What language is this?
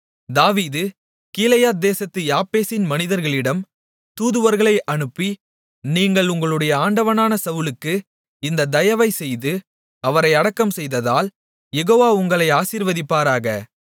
Tamil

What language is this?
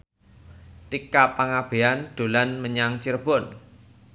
Javanese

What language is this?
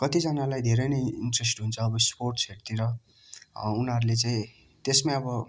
Nepali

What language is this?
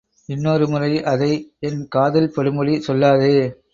Tamil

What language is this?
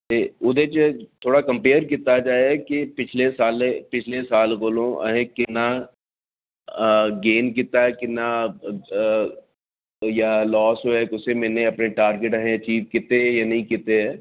Dogri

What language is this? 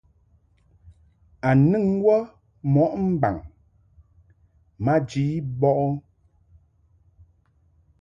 Mungaka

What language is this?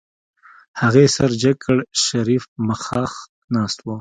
Pashto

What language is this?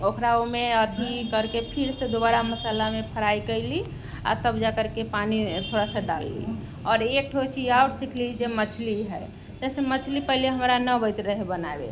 Maithili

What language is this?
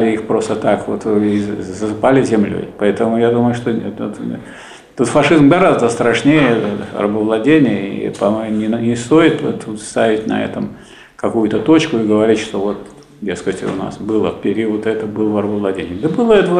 Russian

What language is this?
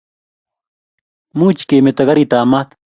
Kalenjin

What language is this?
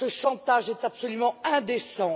French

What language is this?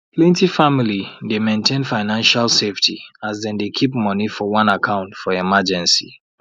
Nigerian Pidgin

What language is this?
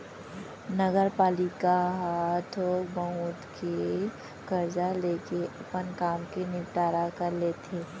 Chhattisgarhi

